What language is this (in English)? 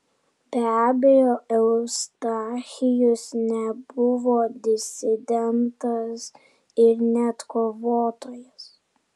Lithuanian